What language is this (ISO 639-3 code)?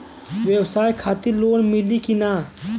bho